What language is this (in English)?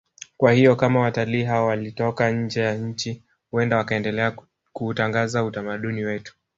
Swahili